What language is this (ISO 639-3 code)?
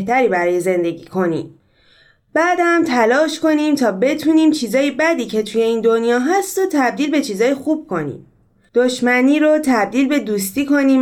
fas